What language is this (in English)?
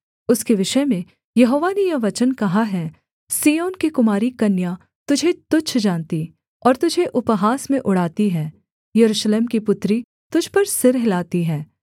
Hindi